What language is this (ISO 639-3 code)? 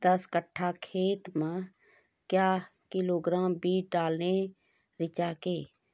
mai